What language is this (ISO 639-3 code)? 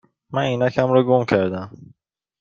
fas